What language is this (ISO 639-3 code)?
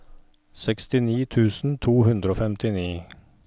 nor